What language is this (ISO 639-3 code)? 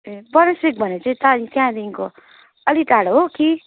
nep